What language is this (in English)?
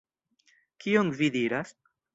Esperanto